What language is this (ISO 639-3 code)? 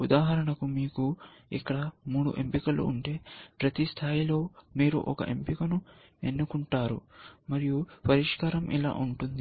tel